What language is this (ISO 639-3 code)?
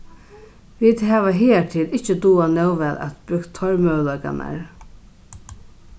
fao